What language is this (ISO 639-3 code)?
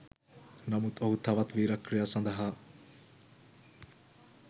sin